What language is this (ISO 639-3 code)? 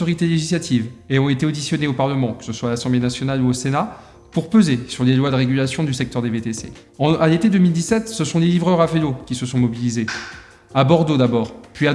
fra